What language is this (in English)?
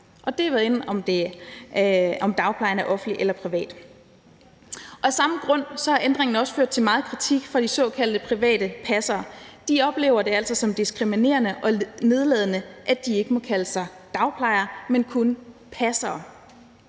Danish